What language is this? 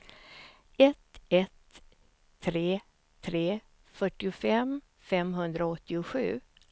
Swedish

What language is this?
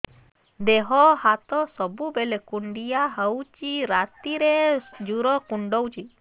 Odia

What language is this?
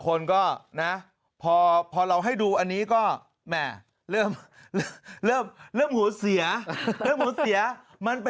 Thai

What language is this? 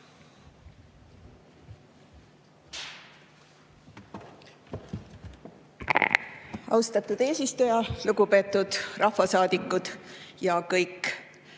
Estonian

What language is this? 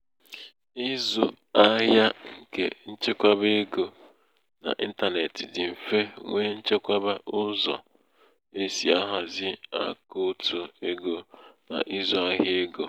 Igbo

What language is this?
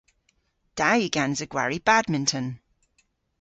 Cornish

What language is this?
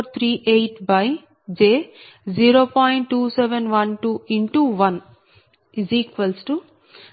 Telugu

